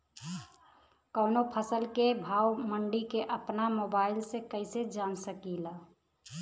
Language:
Bhojpuri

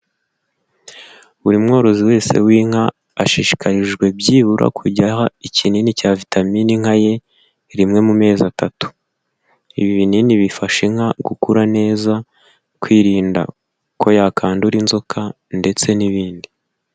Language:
Kinyarwanda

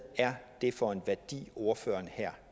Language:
Danish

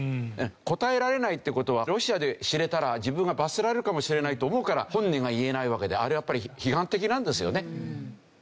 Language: Japanese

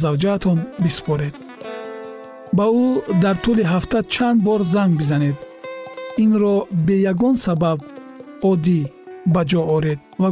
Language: Persian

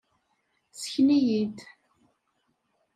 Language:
Kabyle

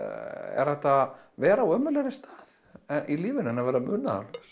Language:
Icelandic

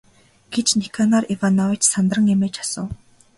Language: Mongolian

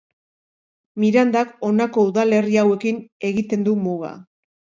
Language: Basque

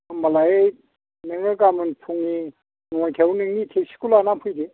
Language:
Bodo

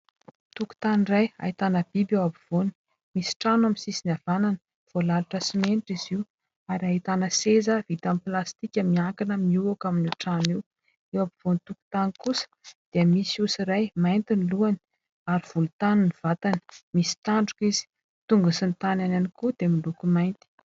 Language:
Malagasy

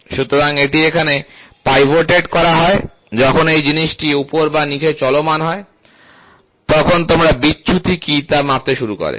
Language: Bangla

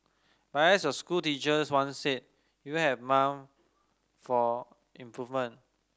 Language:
English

